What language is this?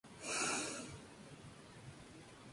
Spanish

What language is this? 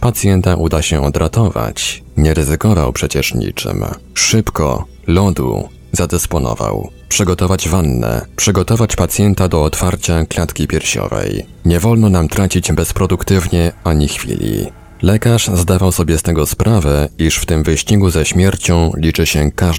Polish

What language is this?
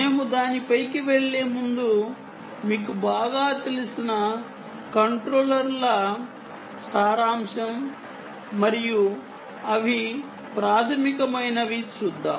Telugu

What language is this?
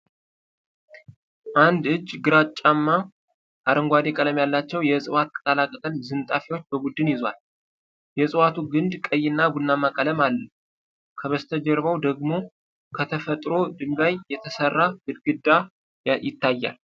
Amharic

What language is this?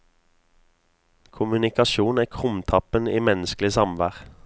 Norwegian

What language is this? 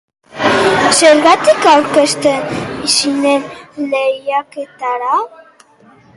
Basque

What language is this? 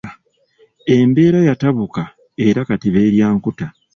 Ganda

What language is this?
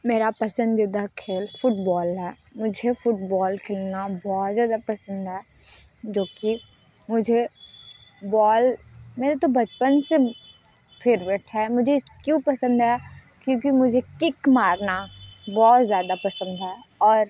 Hindi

